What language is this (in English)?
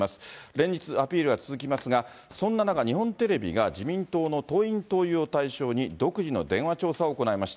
Japanese